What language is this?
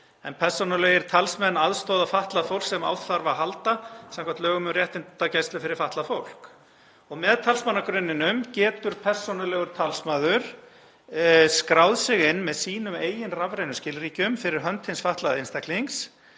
Icelandic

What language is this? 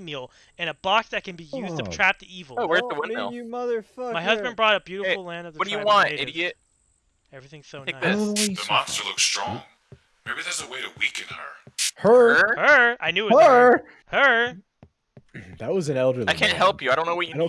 English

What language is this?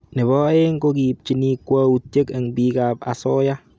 Kalenjin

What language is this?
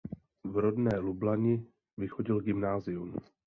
Czech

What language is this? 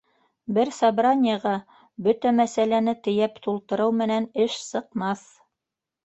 Bashkir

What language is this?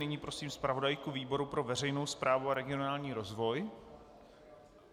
Czech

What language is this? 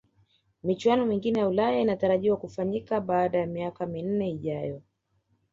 Swahili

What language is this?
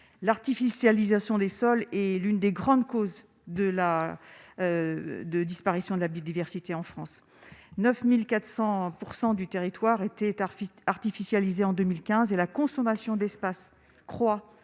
French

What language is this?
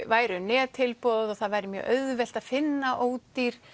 Icelandic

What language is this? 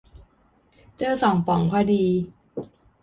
Thai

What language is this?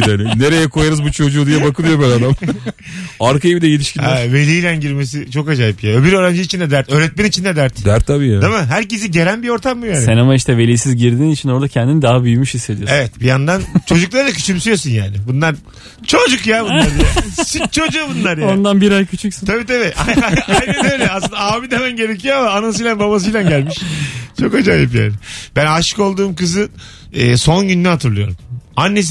Turkish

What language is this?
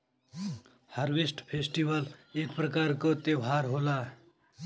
Bhojpuri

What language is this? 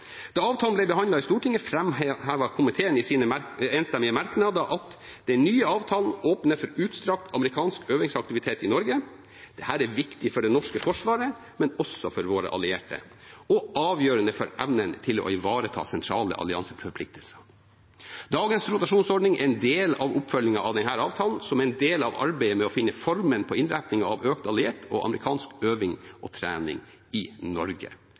Norwegian Bokmål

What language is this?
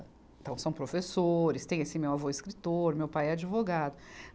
Portuguese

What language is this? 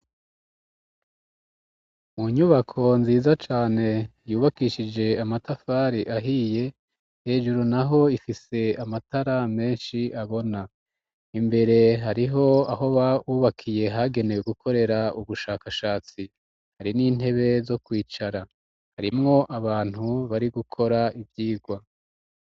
Rundi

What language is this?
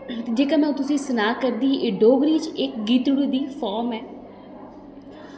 Dogri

